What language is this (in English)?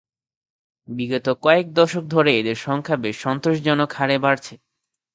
Bangla